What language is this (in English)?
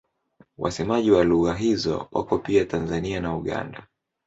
Swahili